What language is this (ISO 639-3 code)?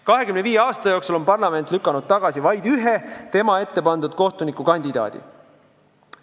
est